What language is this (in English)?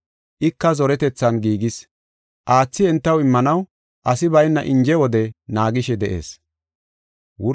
Gofa